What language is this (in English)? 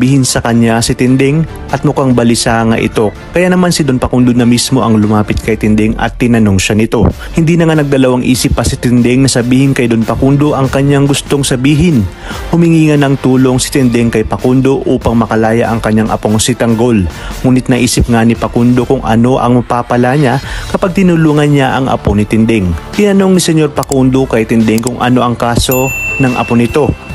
Filipino